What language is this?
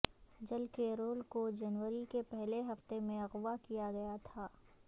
Urdu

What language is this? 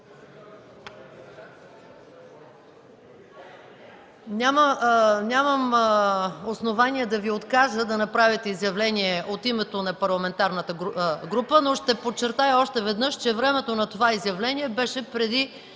Bulgarian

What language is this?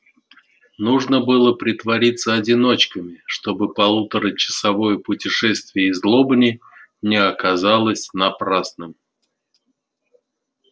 Russian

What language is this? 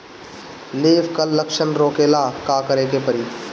Bhojpuri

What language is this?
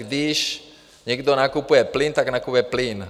Czech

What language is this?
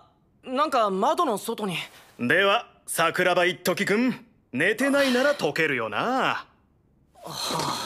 Japanese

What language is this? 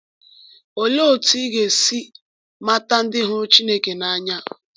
Igbo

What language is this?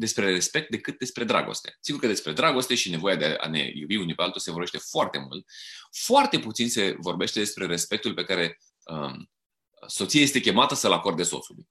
Romanian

